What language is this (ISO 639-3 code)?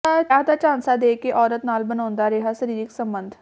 pan